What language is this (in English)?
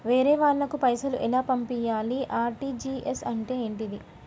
Telugu